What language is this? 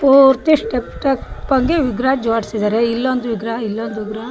Kannada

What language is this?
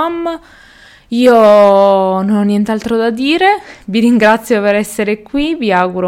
Italian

